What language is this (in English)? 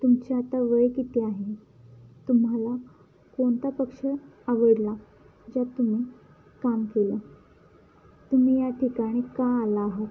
Marathi